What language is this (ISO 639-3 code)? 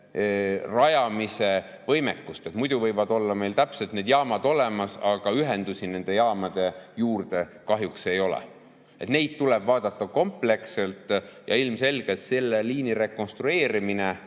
est